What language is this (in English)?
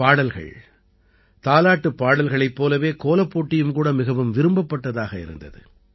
Tamil